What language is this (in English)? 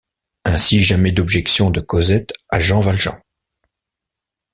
French